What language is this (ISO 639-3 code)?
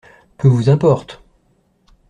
fra